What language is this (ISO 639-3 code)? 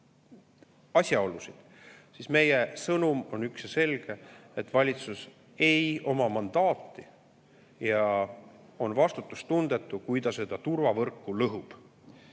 est